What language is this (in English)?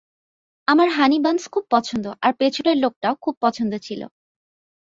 Bangla